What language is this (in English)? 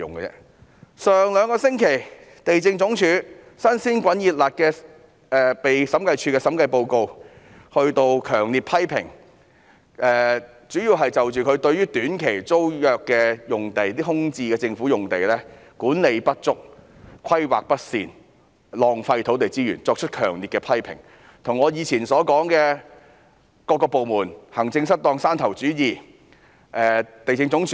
Cantonese